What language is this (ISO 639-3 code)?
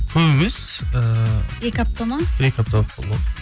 kaz